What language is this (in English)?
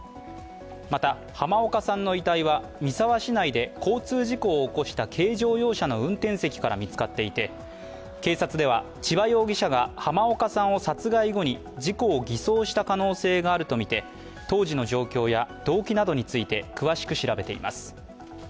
Japanese